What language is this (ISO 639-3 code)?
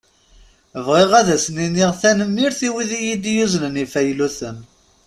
kab